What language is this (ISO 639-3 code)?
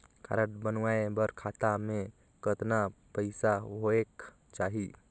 hne